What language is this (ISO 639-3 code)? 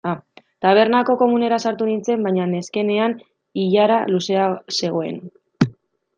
eus